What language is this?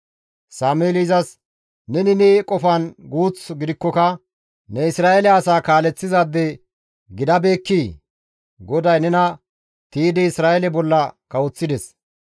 Gamo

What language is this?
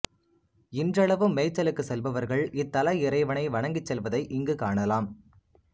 Tamil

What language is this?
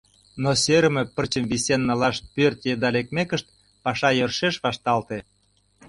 Mari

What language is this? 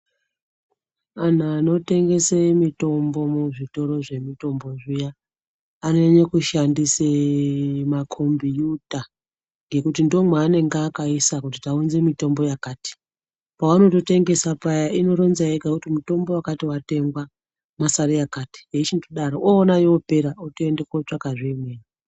Ndau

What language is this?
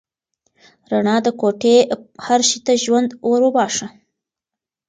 Pashto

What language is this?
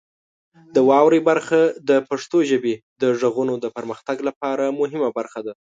Pashto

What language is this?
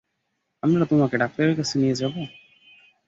Bangla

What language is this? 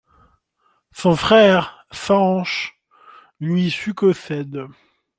French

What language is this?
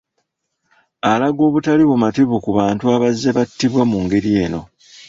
Ganda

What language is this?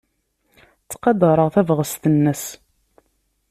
Kabyle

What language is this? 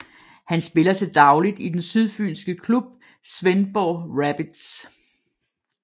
Danish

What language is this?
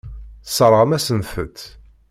Kabyle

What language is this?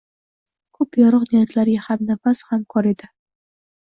Uzbek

